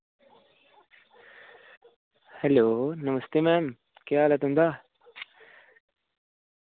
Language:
Dogri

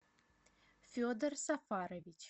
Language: Russian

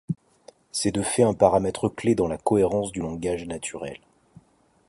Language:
French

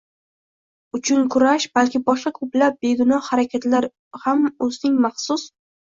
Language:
Uzbek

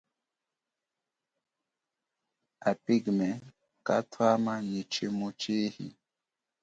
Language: Chokwe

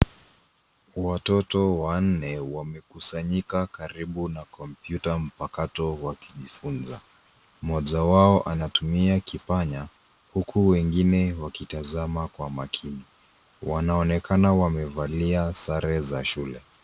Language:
Swahili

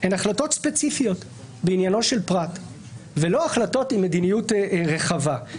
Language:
Hebrew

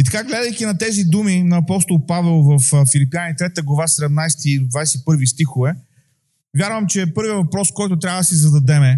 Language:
Bulgarian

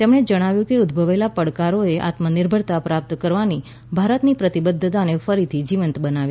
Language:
Gujarati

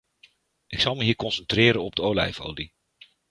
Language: Dutch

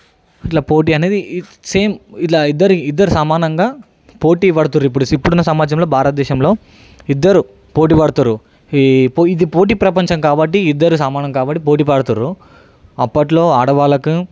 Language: Telugu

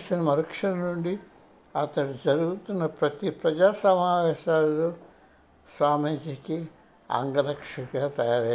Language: Telugu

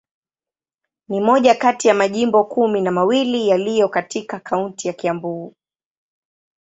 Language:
Swahili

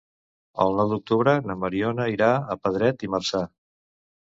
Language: Catalan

